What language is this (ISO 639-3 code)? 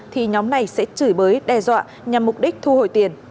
vie